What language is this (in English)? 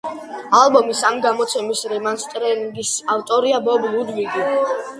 Georgian